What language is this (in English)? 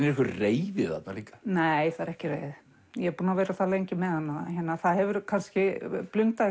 Icelandic